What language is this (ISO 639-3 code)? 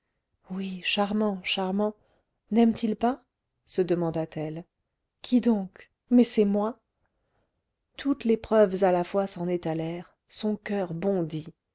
fra